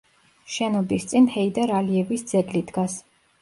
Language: Georgian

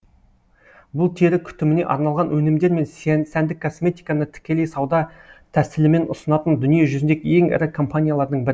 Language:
Kazakh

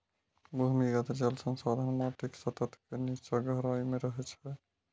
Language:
Maithili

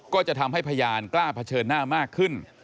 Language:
Thai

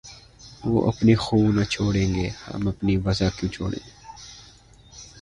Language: Urdu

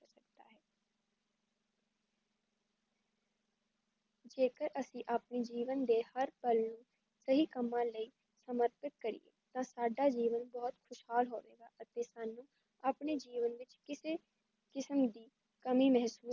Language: Punjabi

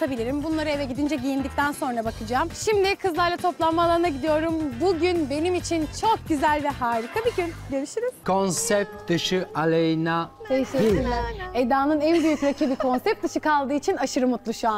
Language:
Turkish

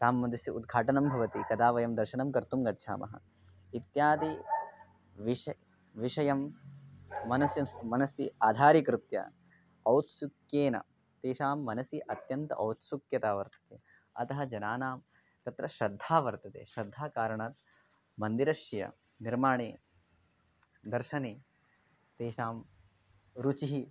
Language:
Sanskrit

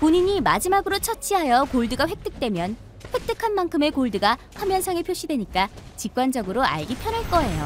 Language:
Korean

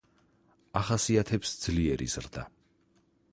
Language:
Georgian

